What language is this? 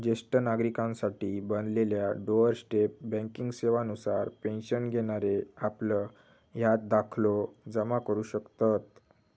Marathi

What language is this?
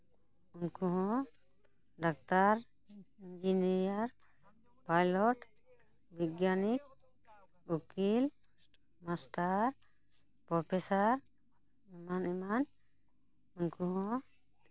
Santali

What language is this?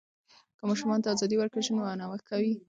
Pashto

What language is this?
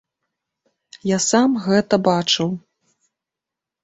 Belarusian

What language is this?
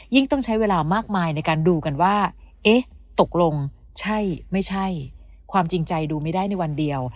Thai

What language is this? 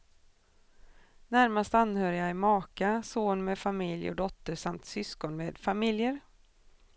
Swedish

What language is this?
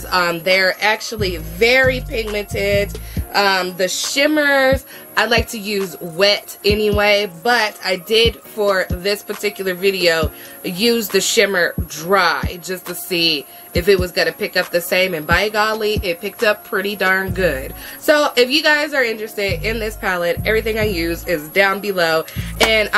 English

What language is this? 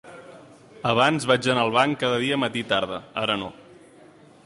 Catalan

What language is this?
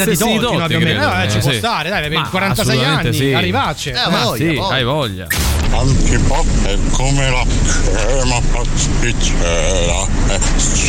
Italian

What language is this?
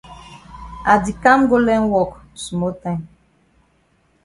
Cameroon Pidgin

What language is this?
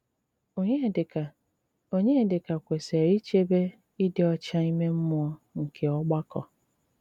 Igbo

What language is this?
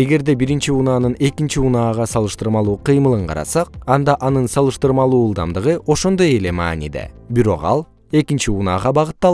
Kyrgyz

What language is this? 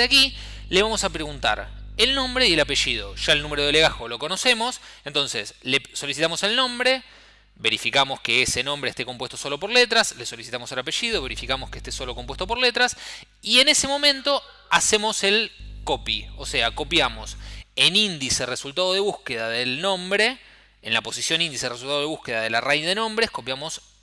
Spanish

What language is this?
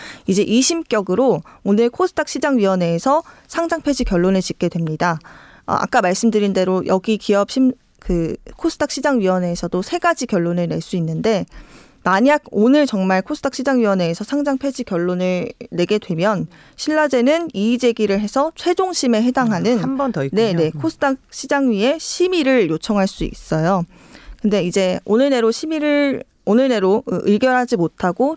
Korean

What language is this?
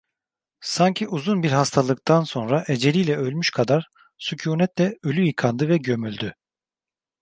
Turkish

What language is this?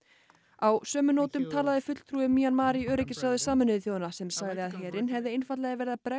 Icelandic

